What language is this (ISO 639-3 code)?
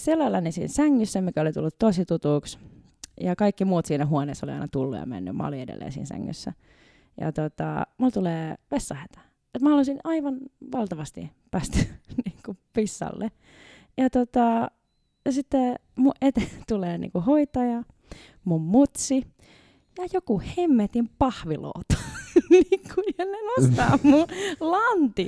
fin